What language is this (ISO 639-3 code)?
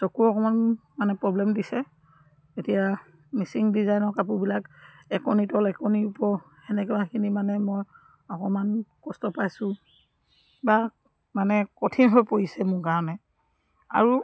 asm